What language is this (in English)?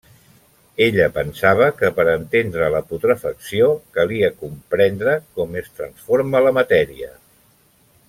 Catalan